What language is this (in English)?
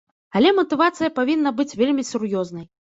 Belarusian